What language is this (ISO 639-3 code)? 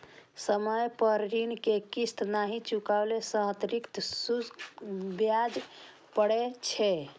mai